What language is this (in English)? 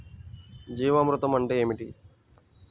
Telugu